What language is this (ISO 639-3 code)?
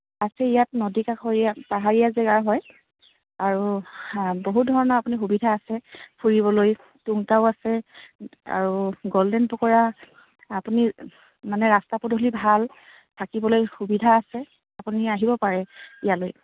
asm